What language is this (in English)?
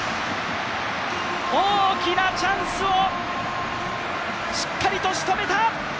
Japanese